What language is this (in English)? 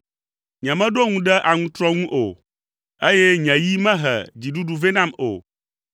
Ewe